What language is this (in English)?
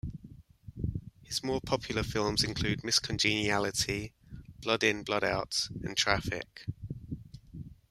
English